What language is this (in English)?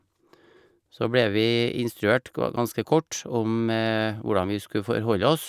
Norwegian